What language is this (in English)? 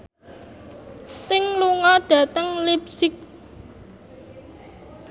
Javanese